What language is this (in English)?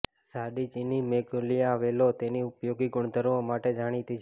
Gujarati